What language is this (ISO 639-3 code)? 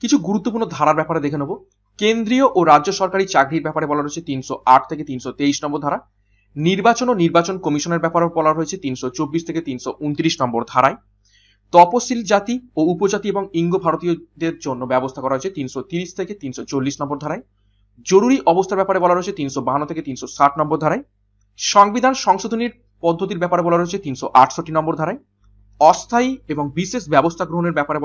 hin